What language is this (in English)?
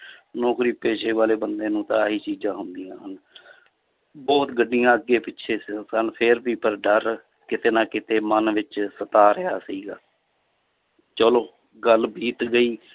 Punjabi